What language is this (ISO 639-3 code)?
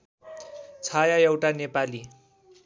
nep